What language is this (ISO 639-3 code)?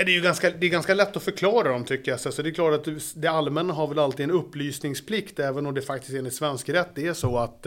swe